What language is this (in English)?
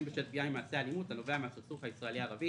Hebrew